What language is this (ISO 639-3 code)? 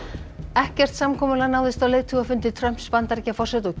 isl